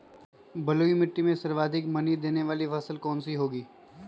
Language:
Magahi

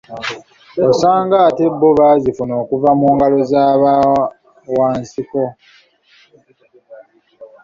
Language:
Ganda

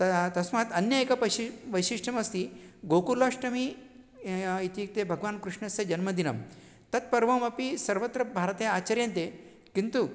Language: Sanskrit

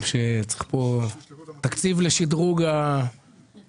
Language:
Hebrew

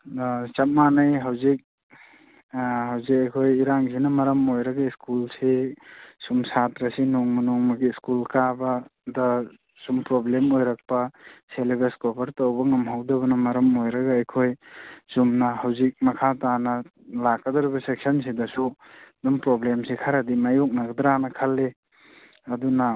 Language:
Manipuri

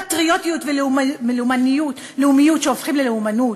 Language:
Hebrew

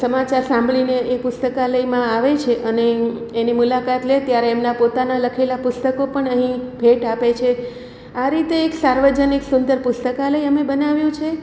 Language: Gujarati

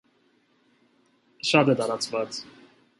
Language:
Armenian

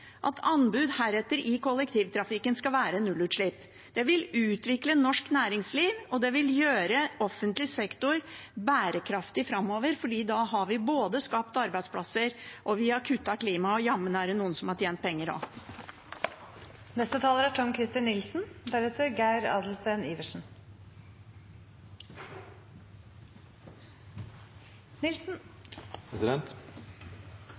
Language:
Norwegian Bokmål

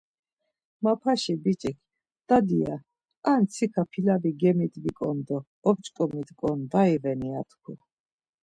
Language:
Laz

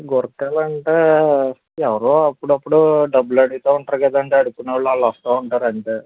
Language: Telugu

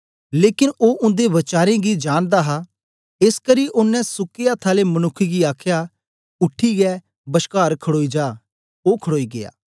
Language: Dogri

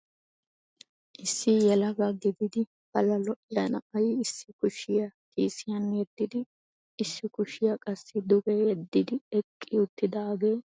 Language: Wolaytta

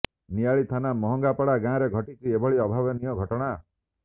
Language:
Odia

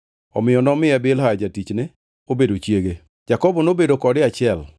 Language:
Luo (Kenya and Tanzania)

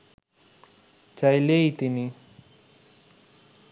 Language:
Bangla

